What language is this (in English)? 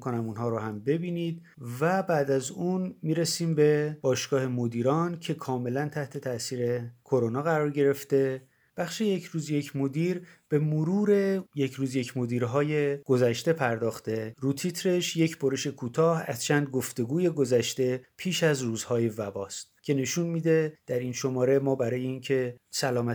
Persian